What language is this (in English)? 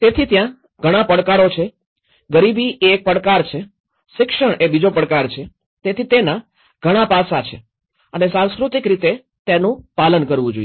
Gujarati